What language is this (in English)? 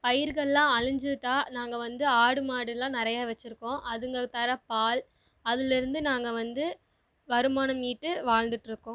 Tamil